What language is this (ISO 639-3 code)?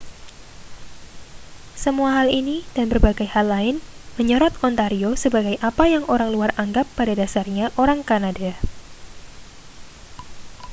ind